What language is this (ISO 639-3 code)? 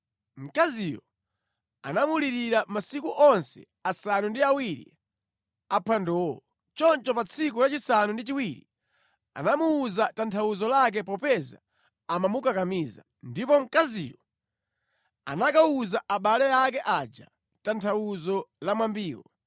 nya